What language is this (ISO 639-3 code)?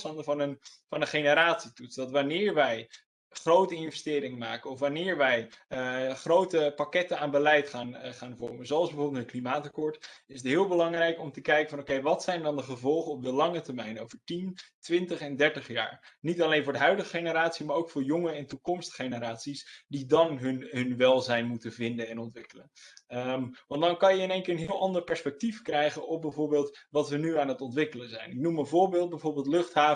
nld